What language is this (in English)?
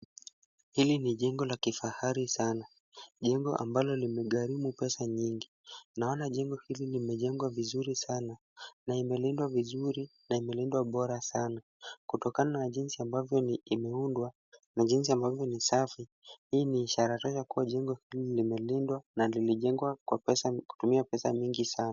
Swahili